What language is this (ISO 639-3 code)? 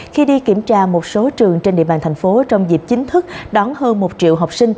vie